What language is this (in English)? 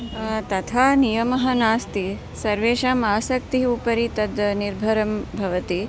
Sanskrit